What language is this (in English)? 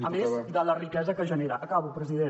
Catalan